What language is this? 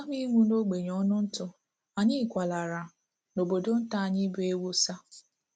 Igbo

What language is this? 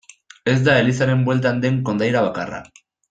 Basque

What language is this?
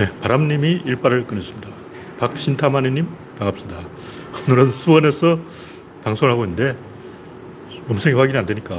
Korean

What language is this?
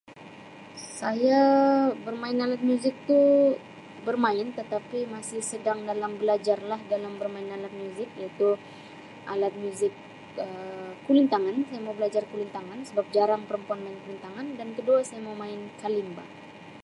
Sabah Malay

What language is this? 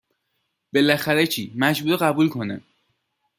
Persian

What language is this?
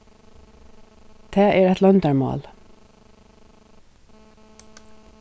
Faroese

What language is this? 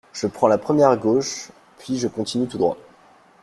French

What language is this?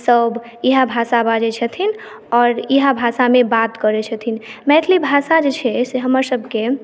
Maithili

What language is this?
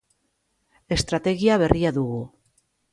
Basque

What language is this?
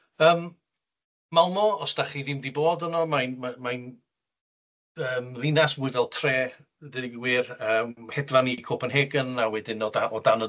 Welsh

